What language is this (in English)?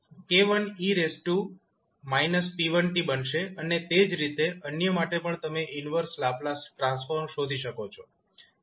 Gujarati